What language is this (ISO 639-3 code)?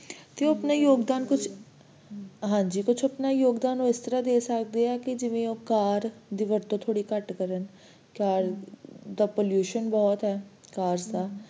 pan